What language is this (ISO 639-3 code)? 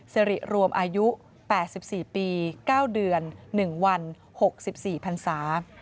tha